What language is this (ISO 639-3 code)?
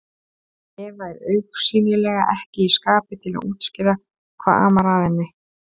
isl